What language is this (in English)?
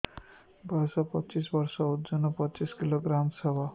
Odia